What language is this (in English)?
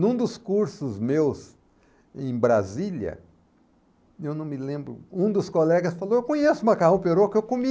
Portuguese